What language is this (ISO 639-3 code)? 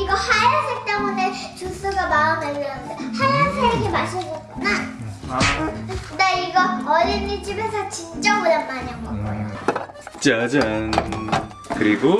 kor